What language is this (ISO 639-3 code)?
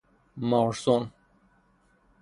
fas